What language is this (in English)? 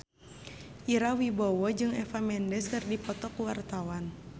Sundanese